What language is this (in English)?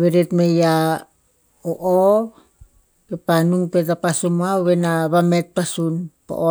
Tinputz